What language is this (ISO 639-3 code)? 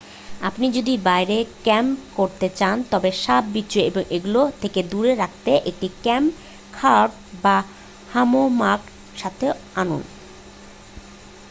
ben